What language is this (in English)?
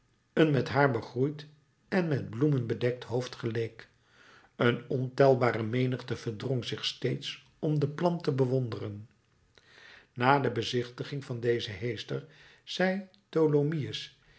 Dutch